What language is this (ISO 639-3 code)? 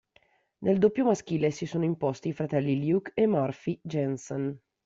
ita